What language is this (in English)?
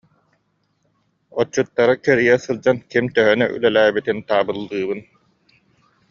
Yakut